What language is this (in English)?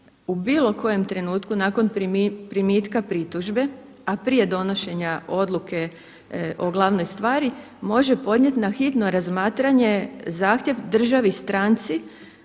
Croatian